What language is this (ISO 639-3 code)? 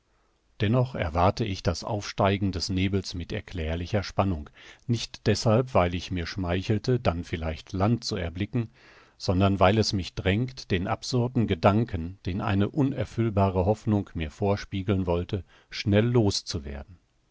deu